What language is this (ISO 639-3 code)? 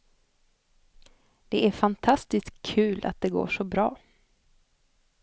swe